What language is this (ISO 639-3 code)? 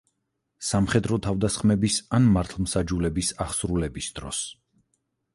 kat